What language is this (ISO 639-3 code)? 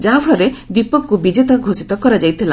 ori